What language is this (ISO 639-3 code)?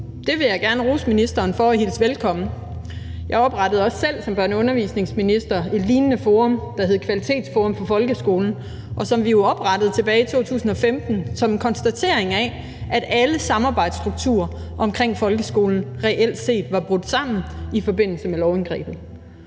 dan